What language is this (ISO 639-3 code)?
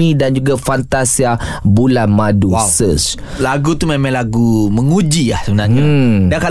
msa